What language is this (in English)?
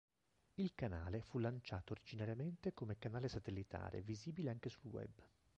Italian